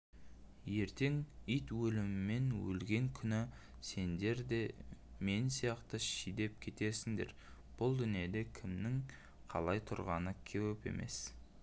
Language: Kazakh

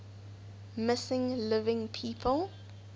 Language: English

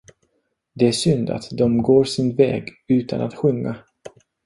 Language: Swedish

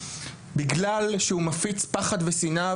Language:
Hebrew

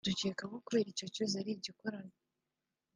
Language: Kinyarwanda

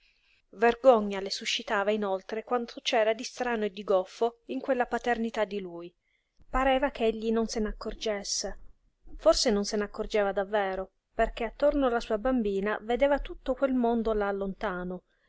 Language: Italian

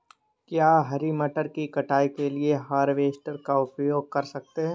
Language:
Hindi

